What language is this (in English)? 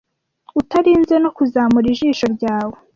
Kinyarwanda